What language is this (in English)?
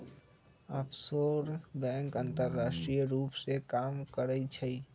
Magahi